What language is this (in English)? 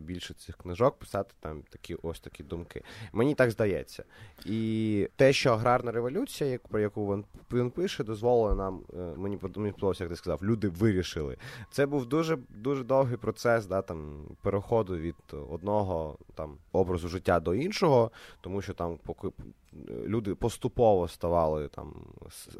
Ukrainian